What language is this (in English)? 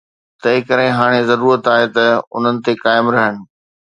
Sindhi